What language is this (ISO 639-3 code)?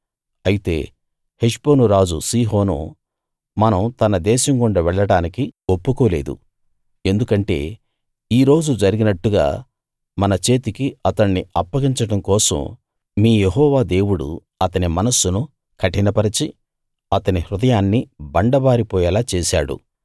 tel